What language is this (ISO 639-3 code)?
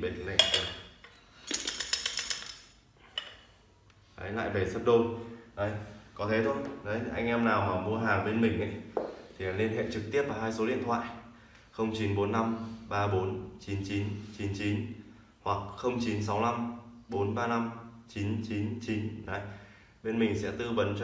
vie